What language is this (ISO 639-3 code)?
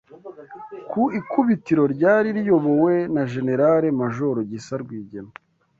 kin